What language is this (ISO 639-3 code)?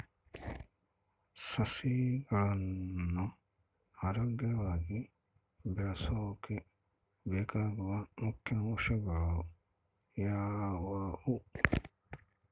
kan